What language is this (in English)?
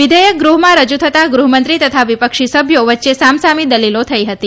Gujarati